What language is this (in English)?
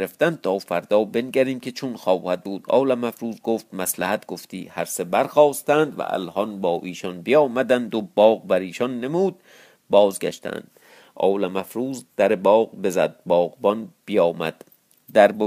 Persian